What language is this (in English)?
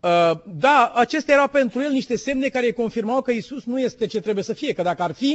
Romanian